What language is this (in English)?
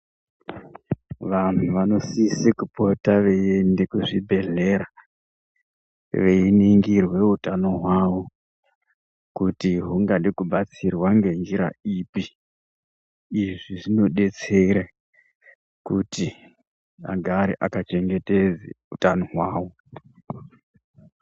Ndau